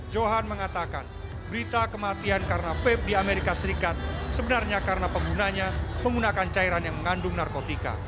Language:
Indonesian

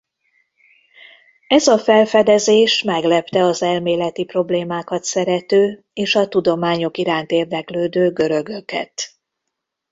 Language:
Hungarian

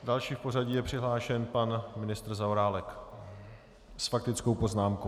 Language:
Czech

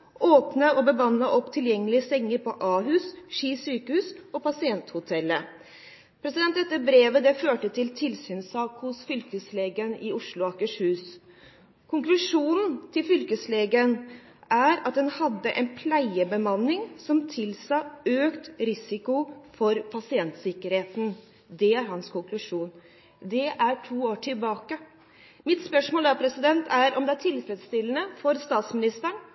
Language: Norwegian Bokmål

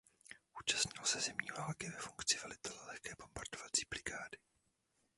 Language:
Czech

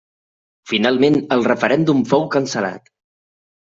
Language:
Catalan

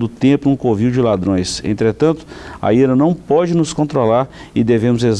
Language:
Portuguese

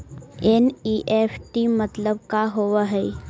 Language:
Magahi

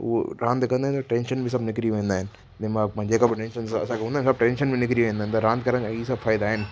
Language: Sindhi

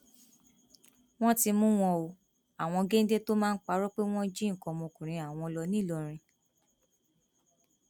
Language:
Yoruba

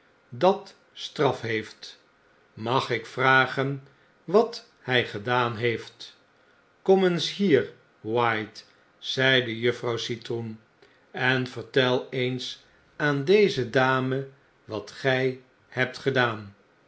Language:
Dutch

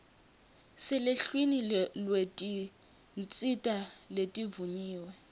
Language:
Swati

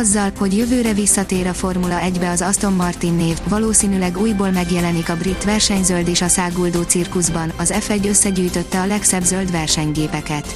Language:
Hungarian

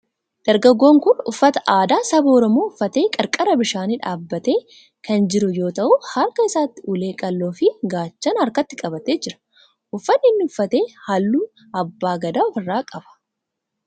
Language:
Oromo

